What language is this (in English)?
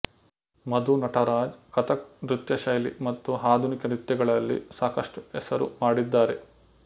Kannada